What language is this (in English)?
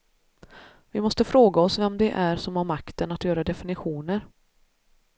Swedish